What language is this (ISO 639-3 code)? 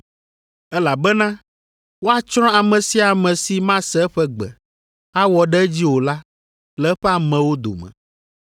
ewe